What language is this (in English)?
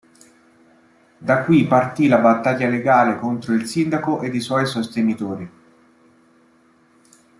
Italian